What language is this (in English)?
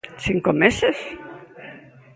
Galician